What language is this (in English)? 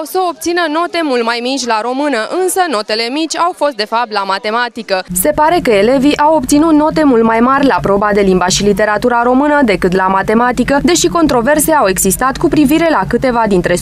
Romanian